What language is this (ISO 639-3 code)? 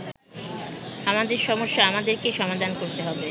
ben